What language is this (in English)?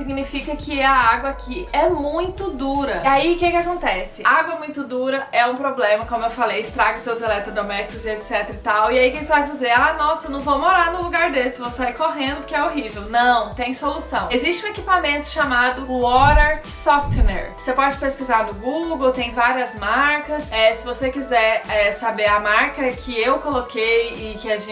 Portuguese